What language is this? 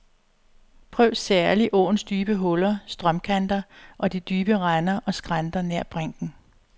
Danish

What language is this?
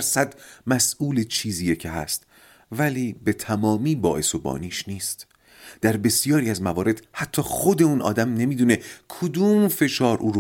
Persian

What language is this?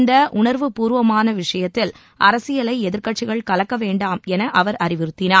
Tamil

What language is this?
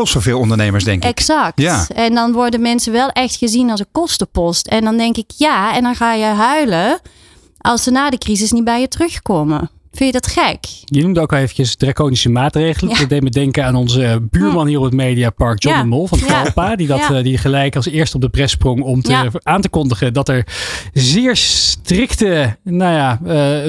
Dutch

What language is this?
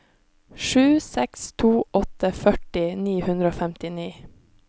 Norwegian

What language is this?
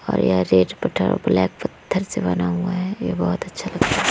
Hindi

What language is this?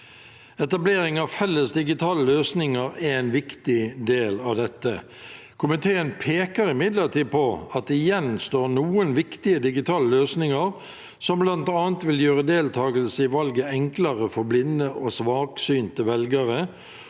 Norwegian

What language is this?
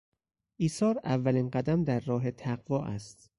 Persian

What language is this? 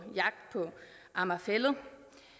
Danish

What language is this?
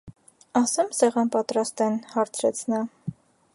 Armenian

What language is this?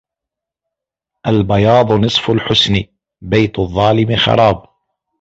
Arabic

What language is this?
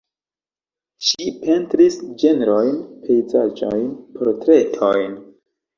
Esperanto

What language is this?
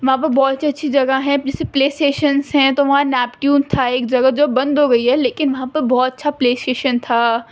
Urdu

